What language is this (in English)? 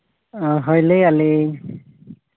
Santali